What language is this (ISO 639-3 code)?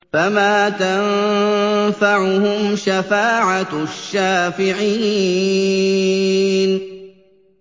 ara